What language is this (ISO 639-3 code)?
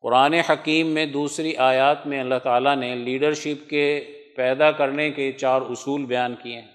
urd